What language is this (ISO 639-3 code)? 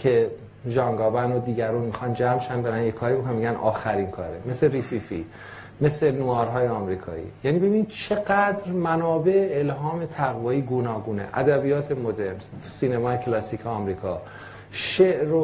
fas